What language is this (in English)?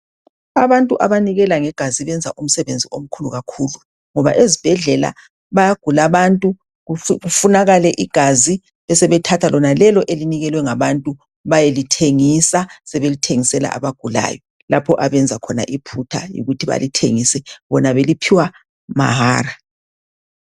North Ndebele